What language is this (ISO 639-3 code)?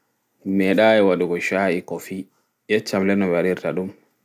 ful